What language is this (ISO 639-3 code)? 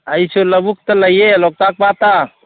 mni